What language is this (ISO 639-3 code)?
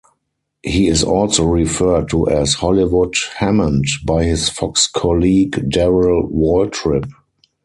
eng